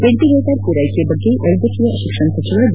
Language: Kannada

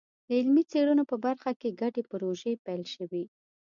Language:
Pashto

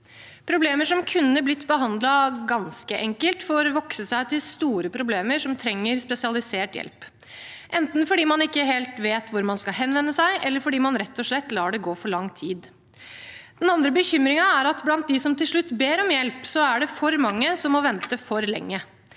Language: Norwegian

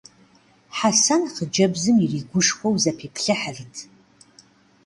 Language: Kabardian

